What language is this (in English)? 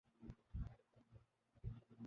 Urdu